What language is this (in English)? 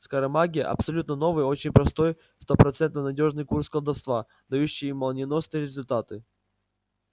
Russian